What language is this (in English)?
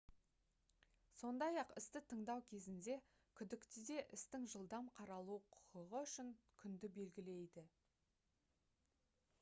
Kazakh